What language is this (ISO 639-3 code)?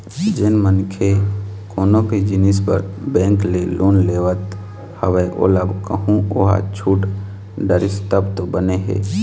hne